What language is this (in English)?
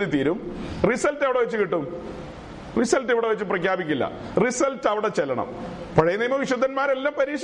Malayalam